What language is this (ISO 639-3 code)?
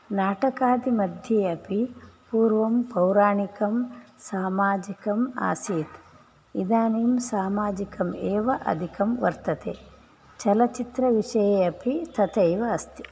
san